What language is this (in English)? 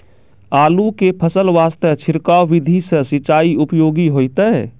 Maithili